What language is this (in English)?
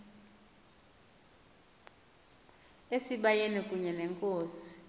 Xhosa